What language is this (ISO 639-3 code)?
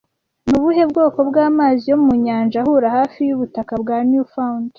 kin